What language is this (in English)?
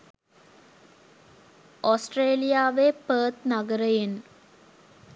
Sinhala